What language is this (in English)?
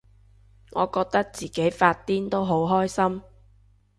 Cantonese